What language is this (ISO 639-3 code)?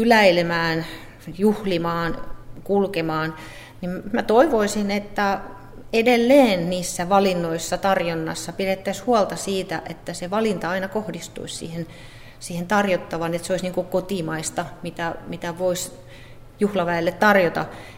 fin